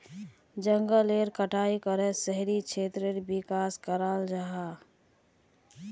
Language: Magahi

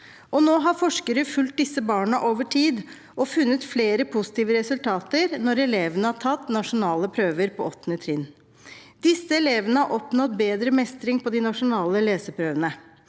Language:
Norwegian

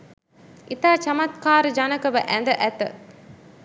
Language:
Sinhala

